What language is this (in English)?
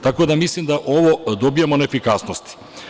Serbian